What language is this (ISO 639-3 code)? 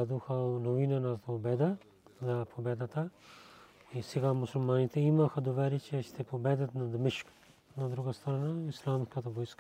bul